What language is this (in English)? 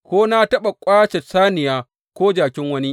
Hausa